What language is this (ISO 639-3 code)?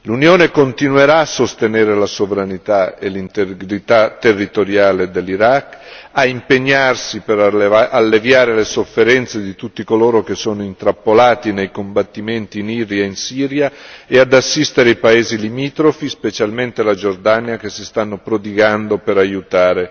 ita